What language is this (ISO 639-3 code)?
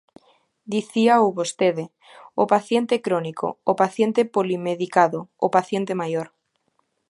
glg